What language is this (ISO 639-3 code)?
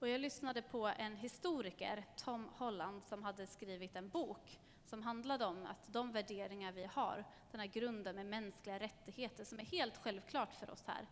swe